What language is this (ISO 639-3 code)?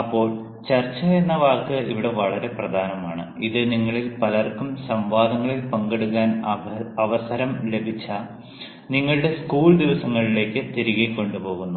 mal